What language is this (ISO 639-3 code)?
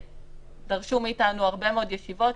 heb